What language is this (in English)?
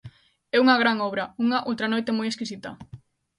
Galician